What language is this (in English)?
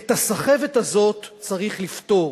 Hebrew